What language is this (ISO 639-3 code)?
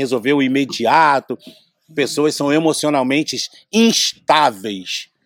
por